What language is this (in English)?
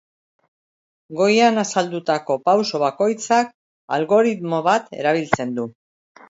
Basque